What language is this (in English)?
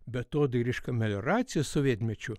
Lithuanian